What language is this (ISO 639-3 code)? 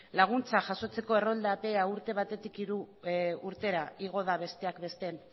eus